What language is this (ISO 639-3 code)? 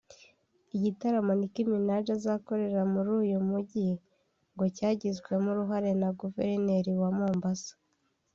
kin